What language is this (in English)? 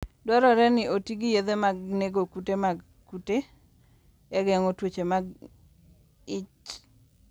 Luo (Kenya and Tanzania)